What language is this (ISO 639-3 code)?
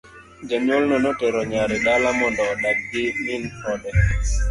luo